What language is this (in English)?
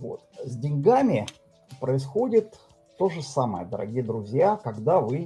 Russian